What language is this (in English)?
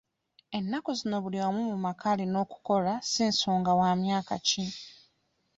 Ganda